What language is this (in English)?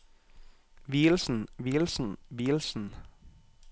Norwegian